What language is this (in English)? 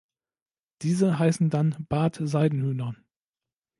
German